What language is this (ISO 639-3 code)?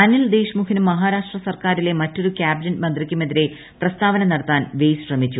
mal